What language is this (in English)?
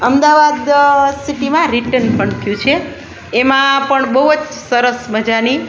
Gujarati